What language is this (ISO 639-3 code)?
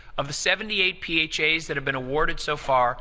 eng